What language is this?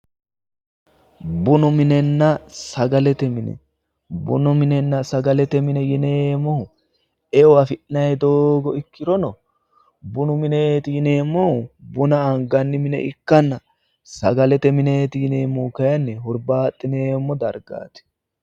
Sidamo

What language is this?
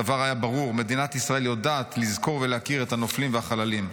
Hebrew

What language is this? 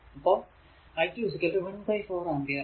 Malayalam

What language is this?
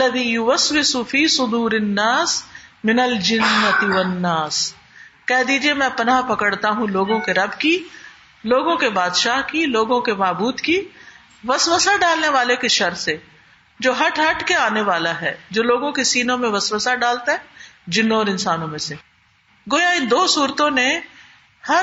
Urdu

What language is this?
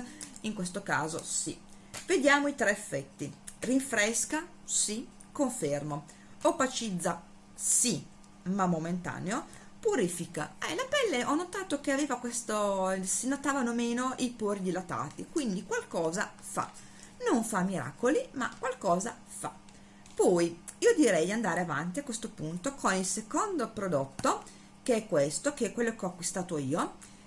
Italian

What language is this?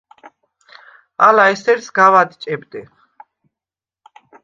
Svan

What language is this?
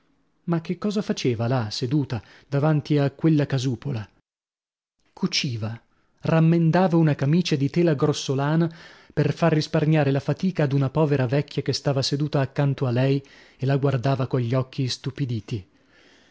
Italian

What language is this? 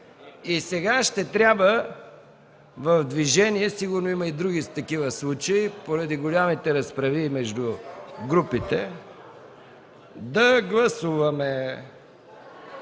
Bulgarian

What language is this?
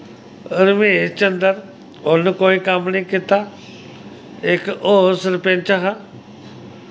Dogri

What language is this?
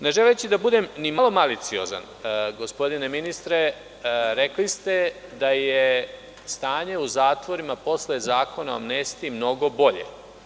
Serbian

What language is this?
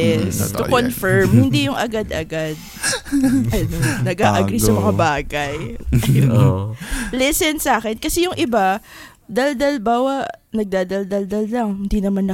Filipino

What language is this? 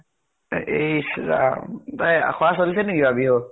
Assamese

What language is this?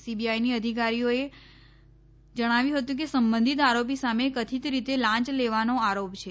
Gujarati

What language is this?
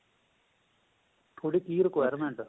Punjabi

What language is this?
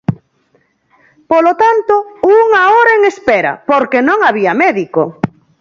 Galician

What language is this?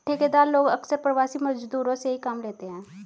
Hindi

